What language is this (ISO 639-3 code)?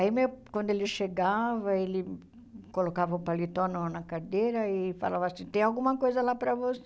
por